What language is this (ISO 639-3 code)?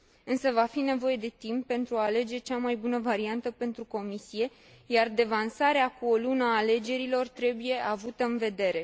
ron